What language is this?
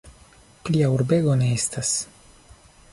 Esperanto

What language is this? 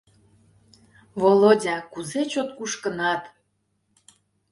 Mari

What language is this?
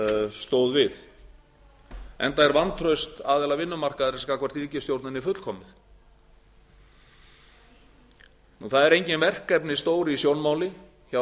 Icelandic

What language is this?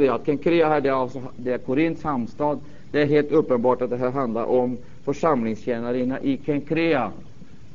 Swedish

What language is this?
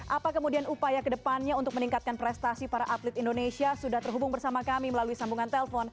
Indonesian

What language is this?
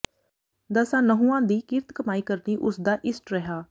Punjabi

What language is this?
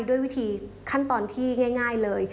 Thai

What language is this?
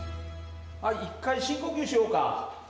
Japanese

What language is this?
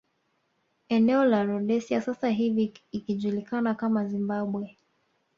Swahili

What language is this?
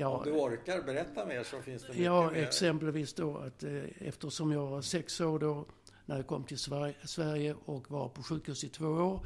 Swedish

